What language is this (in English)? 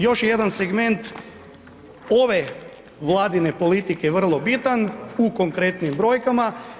Croatian